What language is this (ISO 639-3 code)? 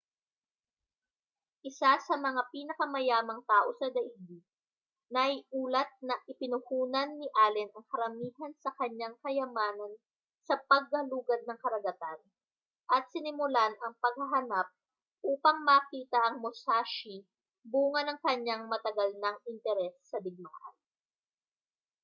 fil